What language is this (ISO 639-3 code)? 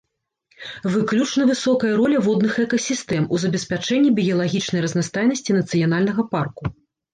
bel